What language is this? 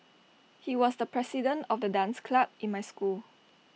English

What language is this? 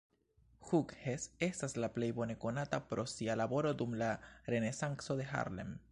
Esperanto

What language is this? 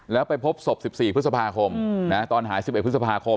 Thai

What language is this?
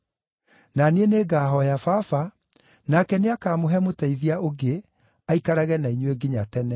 Kikuyu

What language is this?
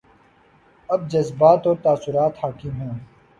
Urdu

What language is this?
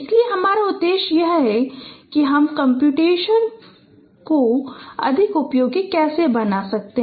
Hindi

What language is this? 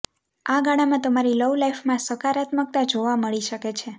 Gujarati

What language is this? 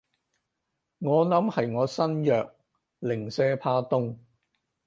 Cantonese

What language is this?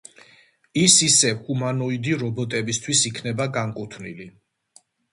Georgian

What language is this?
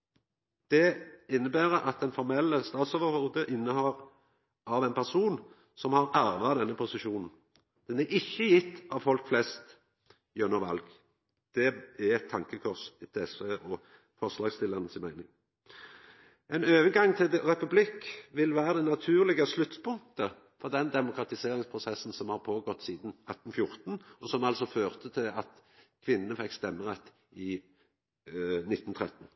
Norwegian Nynorsk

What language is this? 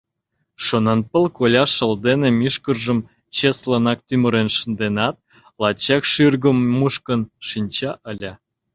Mari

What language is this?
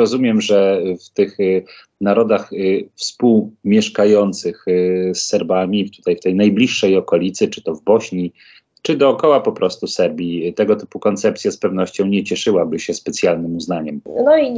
Polish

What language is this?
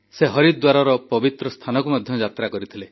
Odia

